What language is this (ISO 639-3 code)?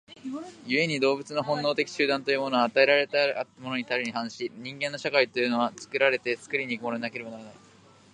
jpn